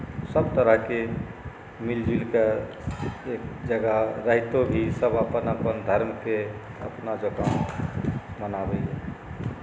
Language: Maithili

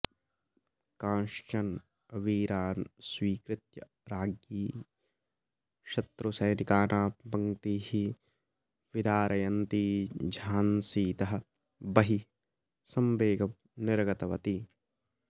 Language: Sanskrit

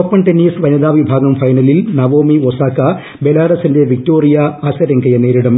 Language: Malayalam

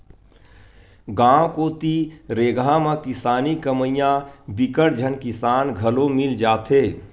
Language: Chhattisgarhi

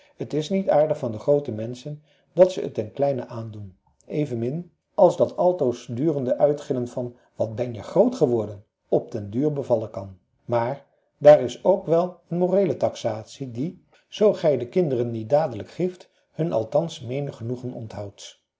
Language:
Dutch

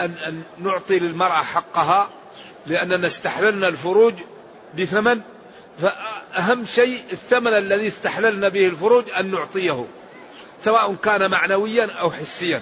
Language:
Arabic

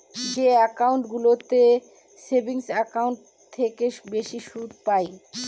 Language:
Bangla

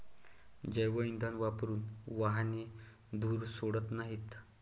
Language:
Marathi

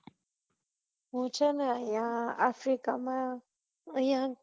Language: Gujarati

